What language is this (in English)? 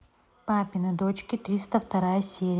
Russian